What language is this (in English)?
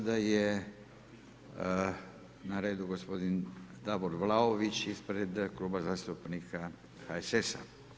Croatian